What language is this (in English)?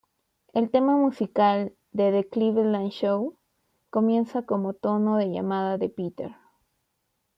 Spanish